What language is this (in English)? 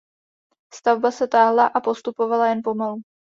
Czech